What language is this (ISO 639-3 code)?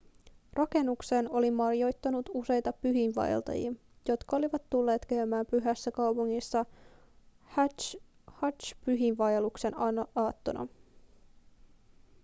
fin